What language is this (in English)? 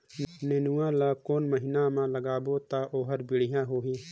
Chhattisgarhi